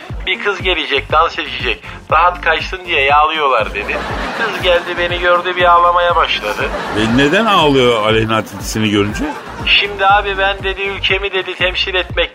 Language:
Turkish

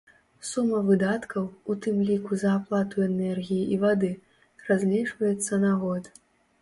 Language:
Belarusian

